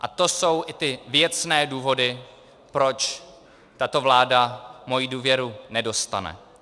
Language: Czech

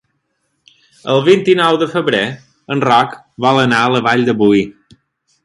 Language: Catalan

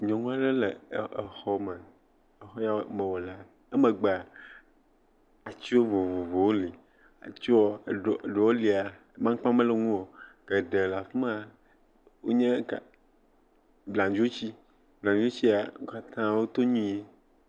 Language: Ewe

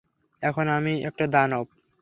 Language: Bangla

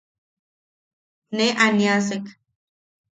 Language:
Yaqui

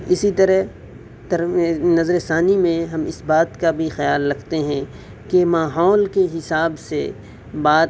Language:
Urdu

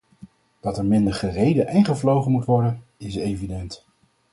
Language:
Dutch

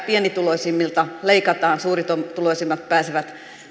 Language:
Finnish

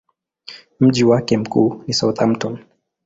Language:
Swahili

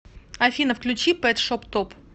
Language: Russian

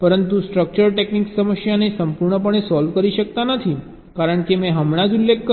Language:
Gujarati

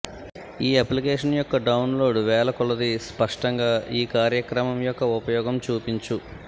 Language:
Telugu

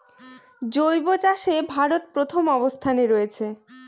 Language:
Bangla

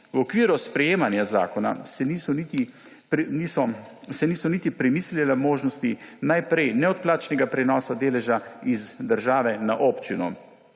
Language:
Slovenian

